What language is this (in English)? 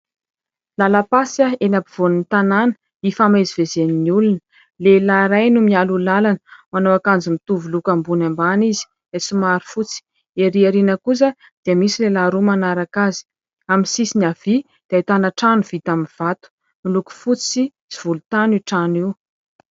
Malagasy